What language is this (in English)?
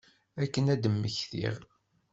Kabyle